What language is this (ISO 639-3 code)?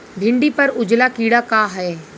bho